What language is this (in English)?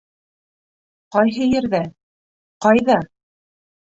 Bashkir